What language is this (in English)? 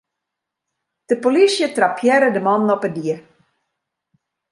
Western Frisian